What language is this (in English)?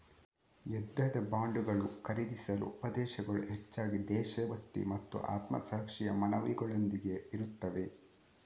Kannada